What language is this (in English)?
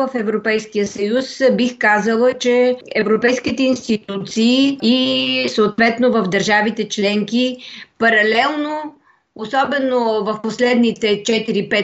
Bulgarian